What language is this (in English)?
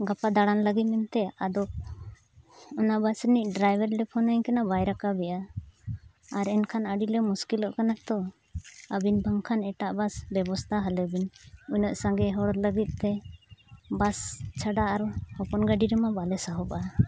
Santali